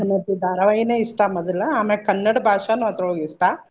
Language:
Kannada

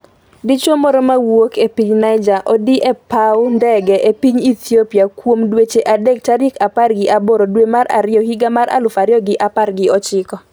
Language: Luo (Kenya and Tanzania)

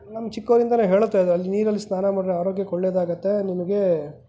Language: Kannada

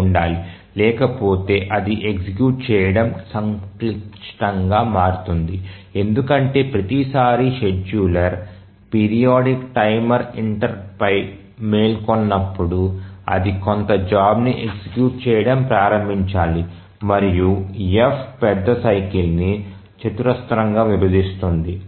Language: Telugu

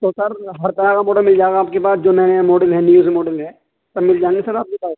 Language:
Urdu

